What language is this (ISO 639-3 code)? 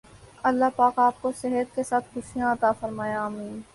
urd